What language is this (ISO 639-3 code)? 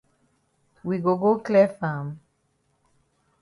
wes